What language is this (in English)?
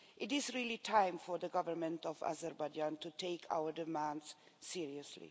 English